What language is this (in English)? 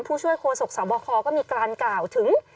Thai